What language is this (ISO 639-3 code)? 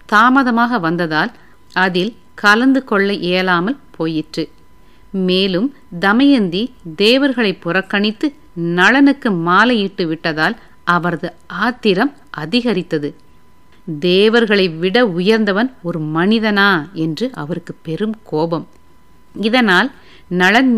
tam